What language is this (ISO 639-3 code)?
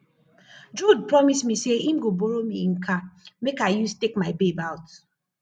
pcm